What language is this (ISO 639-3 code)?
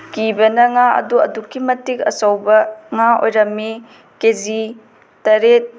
mni